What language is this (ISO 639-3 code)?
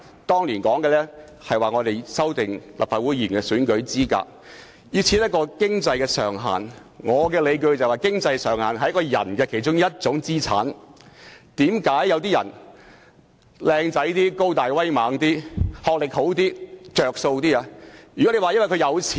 yue